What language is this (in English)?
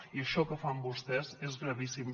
Catalan